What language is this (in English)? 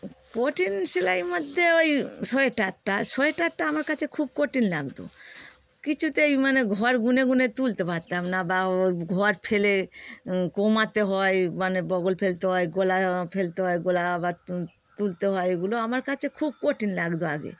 Bangla